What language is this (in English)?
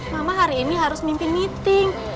Indonesian